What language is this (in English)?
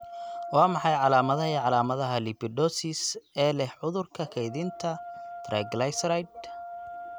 Somali